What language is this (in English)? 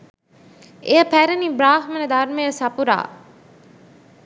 Sinhala